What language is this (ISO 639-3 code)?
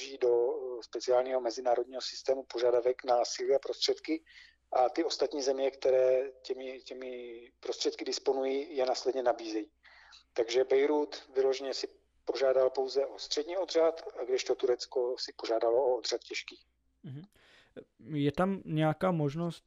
ces